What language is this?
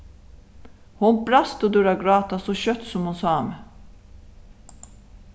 Faroese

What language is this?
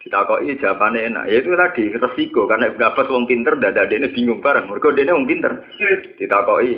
Indonesian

